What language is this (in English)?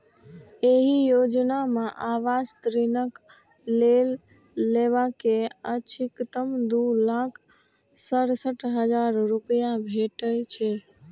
Maithili